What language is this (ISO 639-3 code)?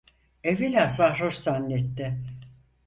tur